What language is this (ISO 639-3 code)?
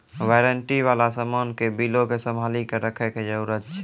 mai